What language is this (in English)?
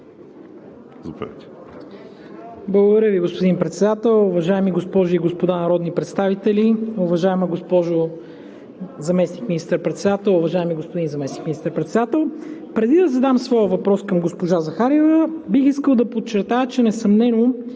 Bulgarian